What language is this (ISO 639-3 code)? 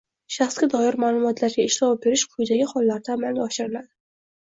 uzb